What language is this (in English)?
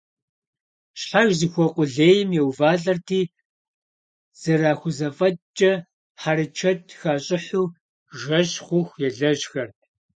Kabardian